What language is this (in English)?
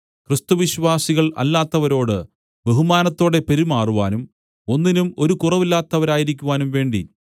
Malayalam